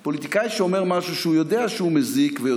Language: Hebrew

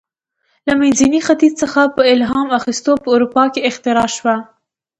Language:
Pashto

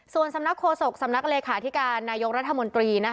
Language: Thai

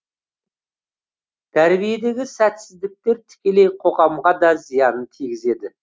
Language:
Kazakh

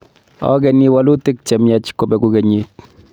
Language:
Kalenjin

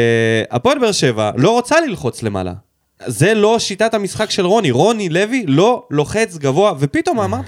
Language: Hebrew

